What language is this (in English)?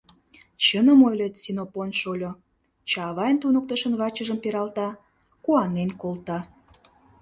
Mari